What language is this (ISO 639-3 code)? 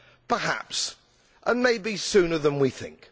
eng